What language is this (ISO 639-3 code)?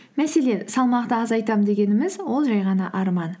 kaz